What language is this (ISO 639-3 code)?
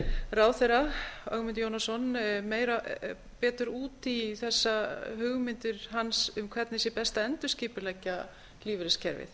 isl